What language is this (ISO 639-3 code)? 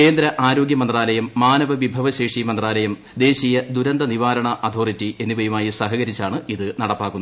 mal